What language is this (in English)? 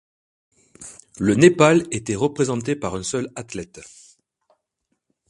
French